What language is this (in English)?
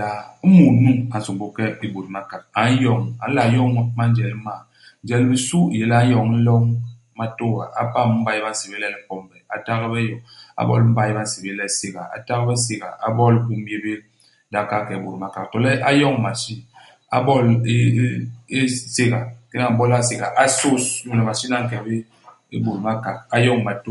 Basaa